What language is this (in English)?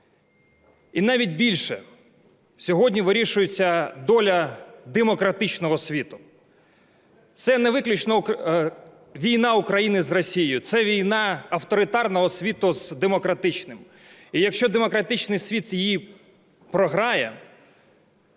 Ukrainian